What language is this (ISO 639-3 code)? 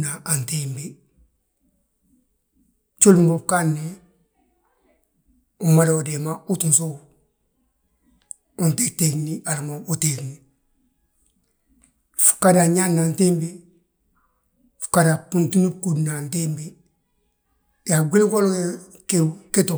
bjt